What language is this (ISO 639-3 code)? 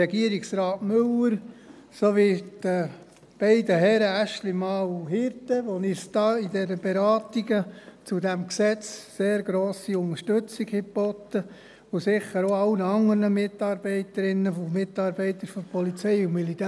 gsw